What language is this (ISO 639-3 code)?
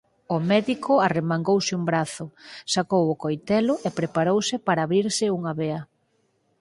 glg